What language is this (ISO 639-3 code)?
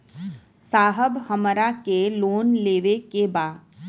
bho